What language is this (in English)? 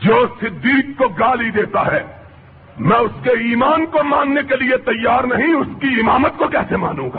Urdu